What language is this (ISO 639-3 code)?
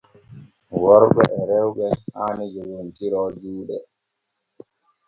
fue